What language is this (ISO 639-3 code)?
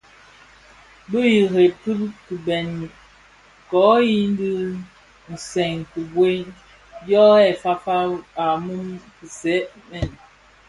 ksf